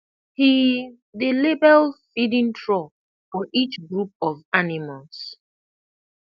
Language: Nigerian Pidgin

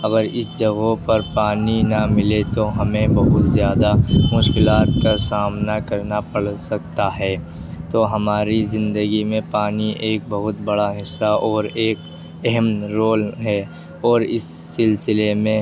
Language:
Urdu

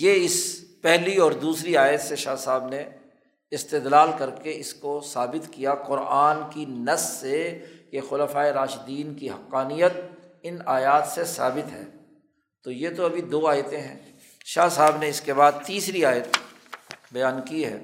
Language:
Urdu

